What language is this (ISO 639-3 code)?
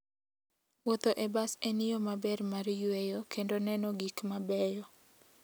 luo